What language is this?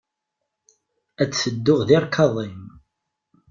Kabyle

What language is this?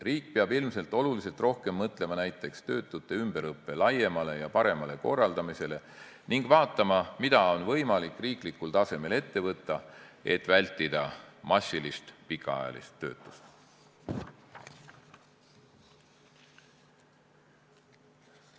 Estonian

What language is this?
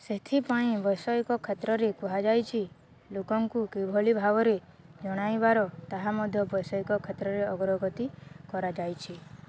Odia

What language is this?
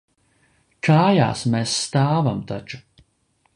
Latvian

